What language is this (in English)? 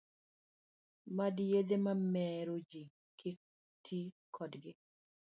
Luo (Kenya and Tanzania)